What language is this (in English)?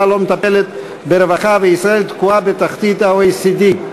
Hebrew